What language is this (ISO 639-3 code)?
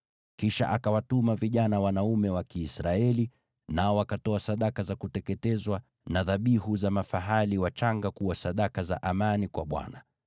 swa